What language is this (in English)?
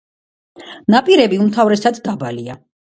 Georgian